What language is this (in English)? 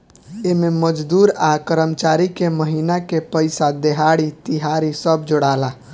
Bhojpuri